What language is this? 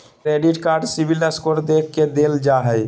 Magahi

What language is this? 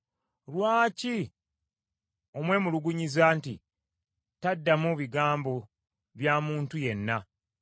Ganda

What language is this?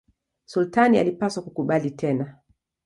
Swahili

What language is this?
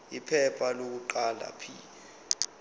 Zulu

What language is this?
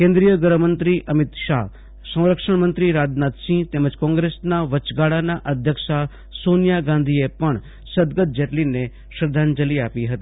Gujarati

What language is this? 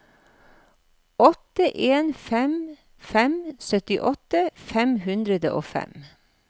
Norwegian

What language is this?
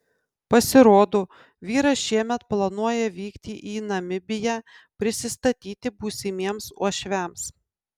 Lithuanian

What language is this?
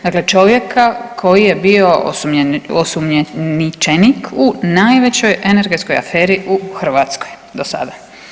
Croatian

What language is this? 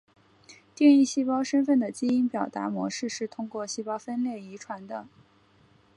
Chinese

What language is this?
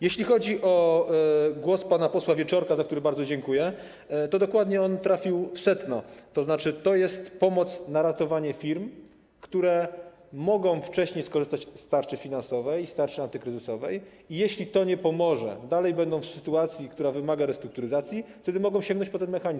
Polish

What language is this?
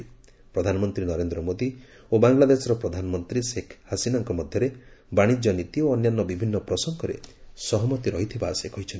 Odia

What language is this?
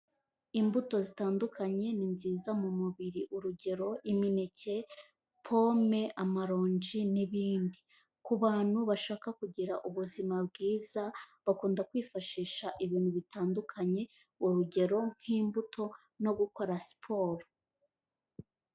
Kinyarwanda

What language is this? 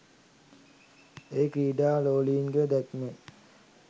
Sinhala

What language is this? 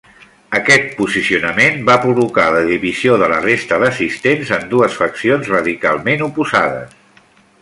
Catalan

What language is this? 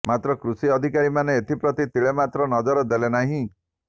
Odia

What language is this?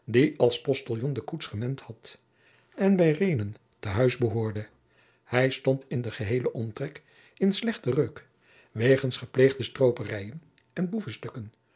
Dutch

